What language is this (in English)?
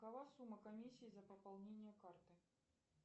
Russian